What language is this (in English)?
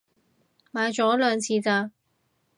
Cantonese